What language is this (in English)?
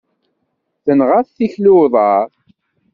Kabyle